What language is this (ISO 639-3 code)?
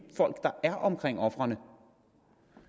dan